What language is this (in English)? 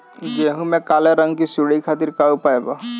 Bhojpuri